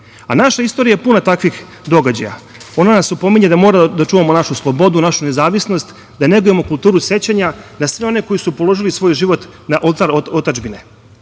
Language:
Serbian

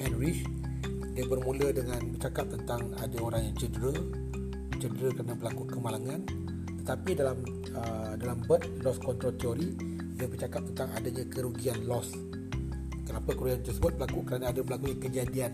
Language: Malay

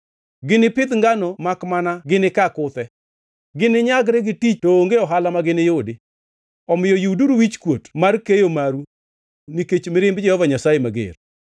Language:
Luo (Kenya and Tanzania)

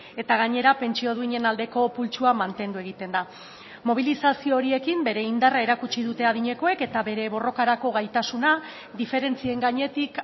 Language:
Basque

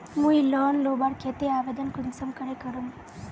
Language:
Magahi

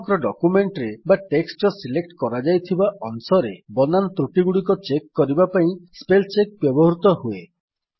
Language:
Odia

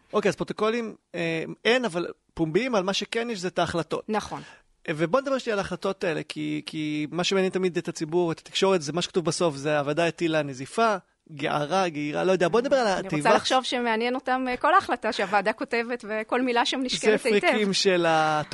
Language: Hebrew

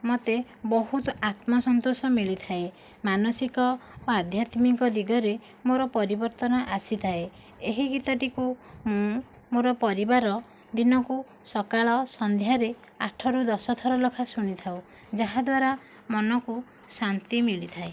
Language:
Odia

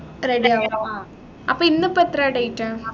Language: Malayalam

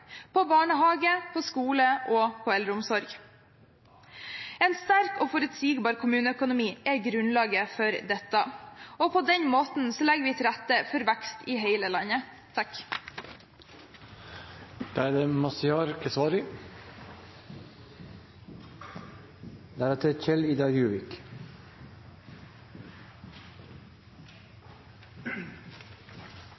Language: Norwegian Bokmål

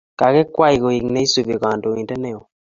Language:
Kalenjin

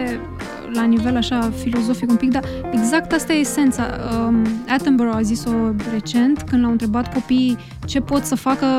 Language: Romanian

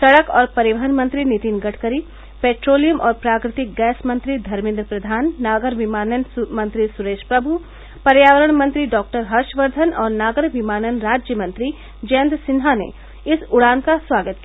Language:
Hindi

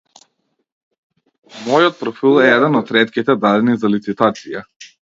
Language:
Macedonian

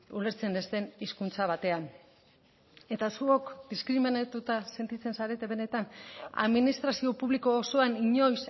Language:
Basque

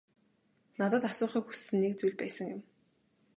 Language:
Mongolian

